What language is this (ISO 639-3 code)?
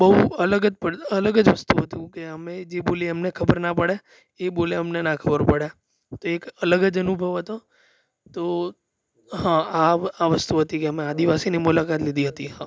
guj